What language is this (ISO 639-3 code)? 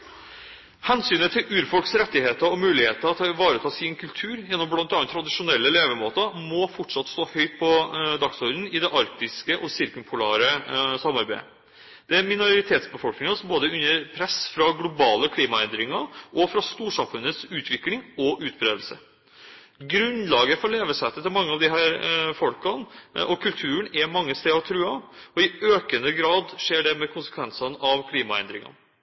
nob